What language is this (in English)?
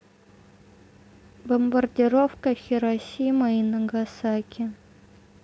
Russian